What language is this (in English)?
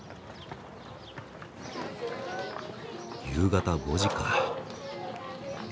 Japanese